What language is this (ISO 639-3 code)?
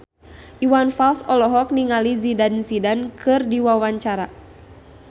sun